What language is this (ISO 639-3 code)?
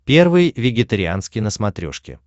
rus